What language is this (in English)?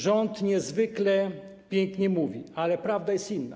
Polish